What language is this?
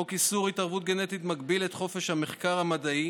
Hebrew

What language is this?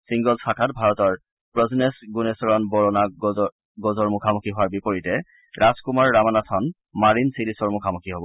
Assamese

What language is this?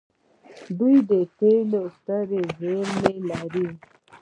Pashto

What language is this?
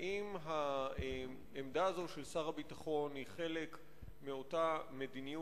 Hebrew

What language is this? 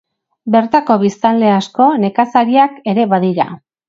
Basque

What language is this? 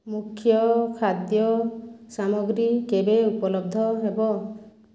Odia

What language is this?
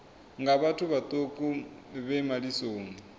Venda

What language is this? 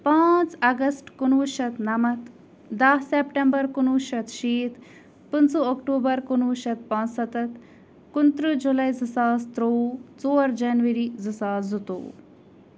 Kashmiri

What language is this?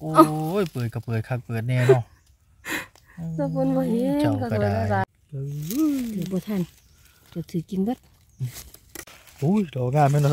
Thai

